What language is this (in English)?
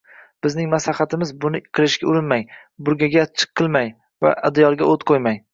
Uzbek